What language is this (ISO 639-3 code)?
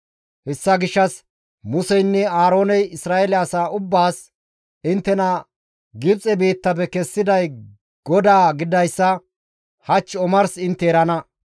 gmv